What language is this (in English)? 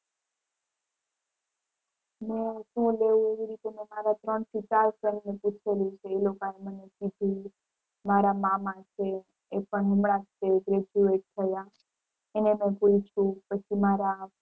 Gujarati